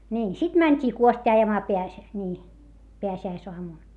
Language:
Finnish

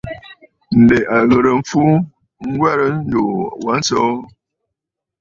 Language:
Bafut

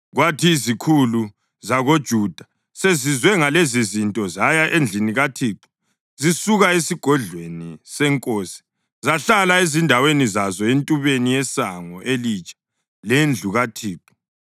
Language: North Ndebele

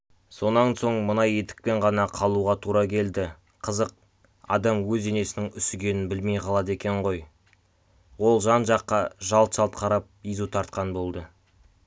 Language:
Kazakh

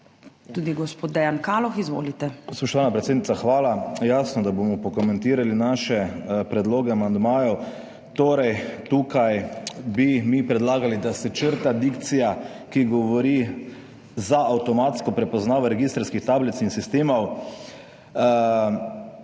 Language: Slovenian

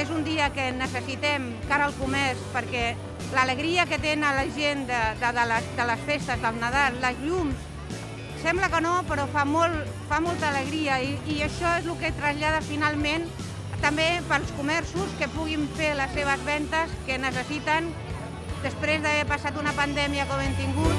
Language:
Catalan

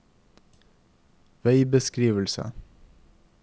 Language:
Norwegian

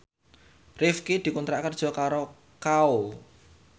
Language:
Javanese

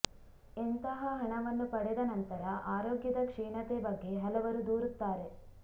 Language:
Kannada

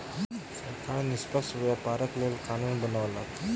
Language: Maithili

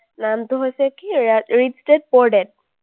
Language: Assamese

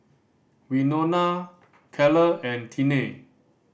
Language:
English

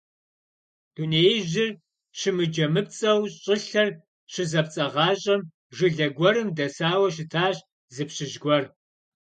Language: Kabardian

